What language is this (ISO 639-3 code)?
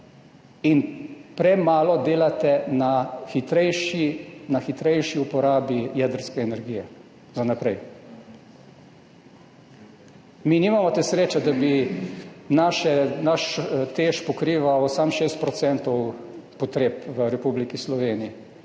slv